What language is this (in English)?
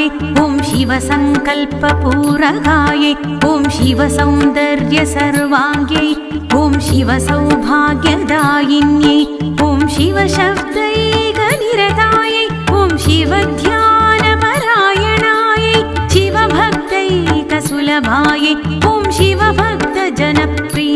Thai